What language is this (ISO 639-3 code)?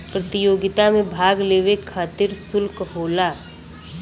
bho